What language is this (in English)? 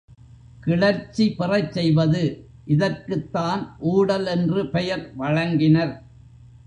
Tamil